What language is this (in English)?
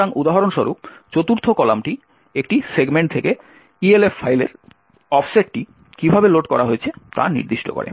Bangla